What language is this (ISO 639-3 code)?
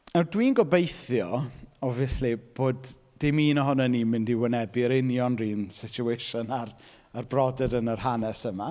cym